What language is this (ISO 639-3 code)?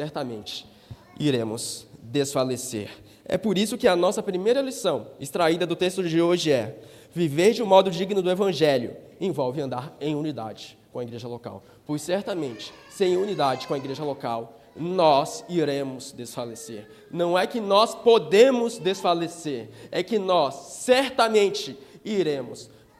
por